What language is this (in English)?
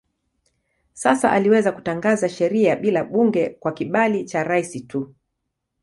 Swahili